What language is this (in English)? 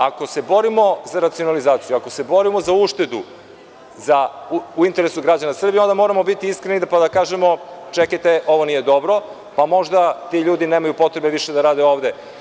Serbian